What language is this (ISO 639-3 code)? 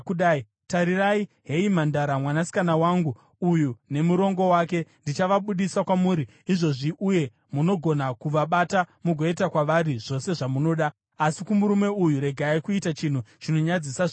sna